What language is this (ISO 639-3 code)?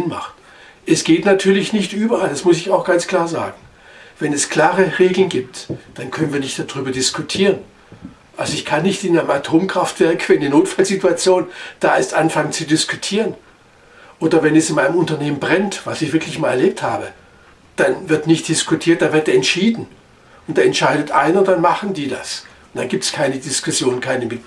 deu